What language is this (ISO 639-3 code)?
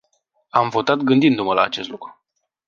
ron